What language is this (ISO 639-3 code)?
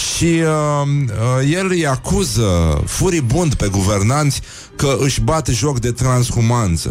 ron